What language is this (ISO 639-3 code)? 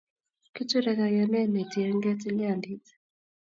kln